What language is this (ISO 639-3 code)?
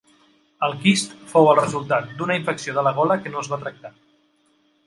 cat